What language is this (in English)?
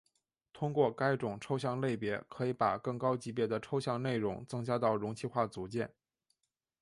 Chinese